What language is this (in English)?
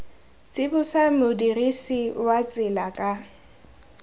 Tswana